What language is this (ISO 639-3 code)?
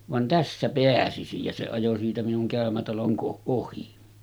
fin